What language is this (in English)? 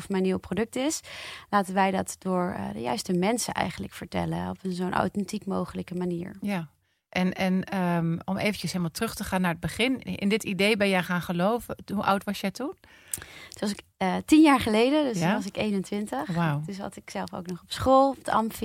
Dutch